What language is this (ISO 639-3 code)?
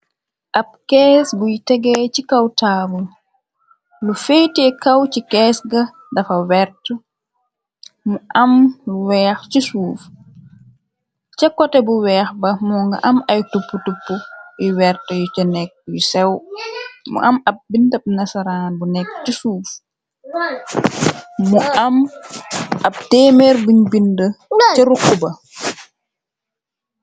wol